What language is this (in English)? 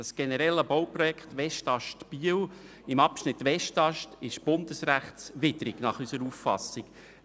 Swiss German